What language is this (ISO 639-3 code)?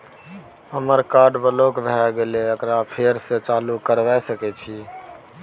mai